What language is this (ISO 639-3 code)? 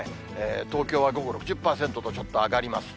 jpn